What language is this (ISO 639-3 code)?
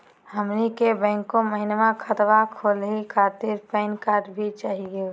mag